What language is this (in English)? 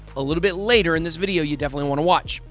English